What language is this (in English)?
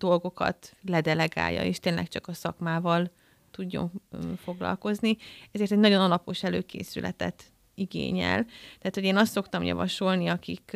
Hungarian